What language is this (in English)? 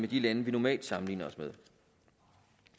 Danish